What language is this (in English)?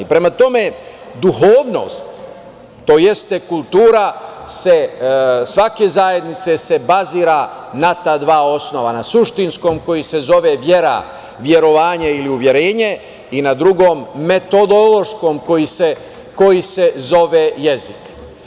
Serbian